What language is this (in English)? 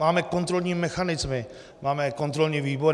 Czech